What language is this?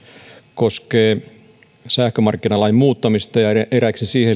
Finnish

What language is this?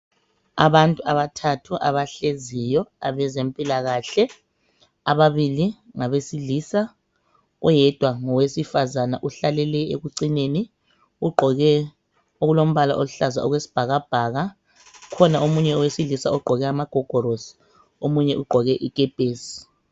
North Ndebele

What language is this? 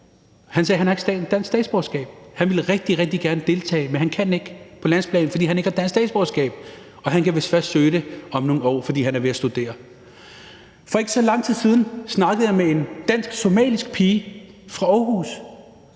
Danish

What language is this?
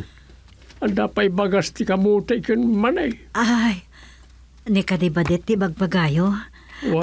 Filipino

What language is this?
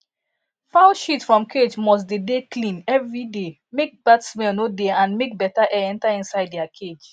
Nigerian Pidgin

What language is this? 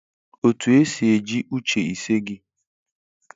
Igbo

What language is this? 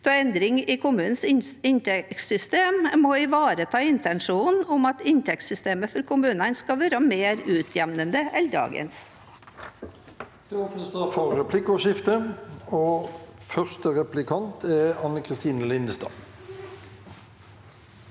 Norwegian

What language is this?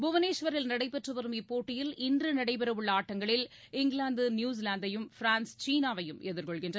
Tamil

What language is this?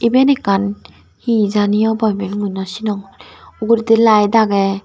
Chakma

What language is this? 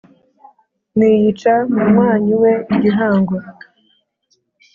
Kinyarwanda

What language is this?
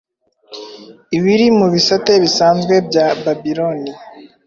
Kinyarwanda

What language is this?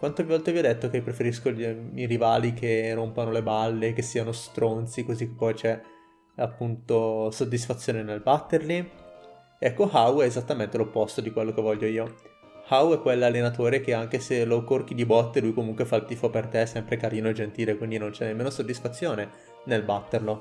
Italian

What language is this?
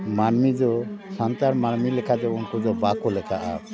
Santali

